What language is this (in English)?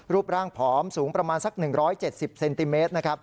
Thai